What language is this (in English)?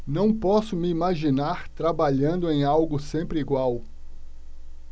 Portuguese